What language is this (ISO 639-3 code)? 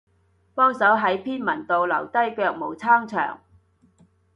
yue